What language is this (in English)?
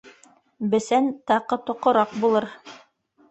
Bashkir